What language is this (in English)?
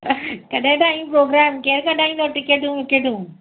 Sindhi